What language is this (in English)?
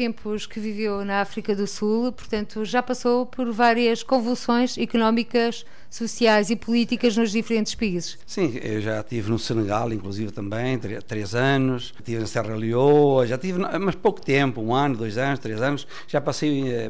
Portuguese